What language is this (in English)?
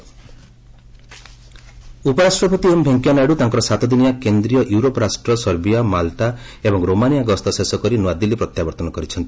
Odia